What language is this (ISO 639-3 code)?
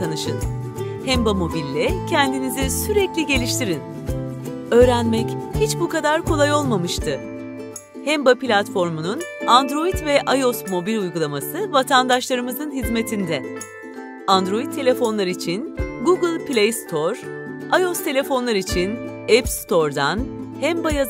tur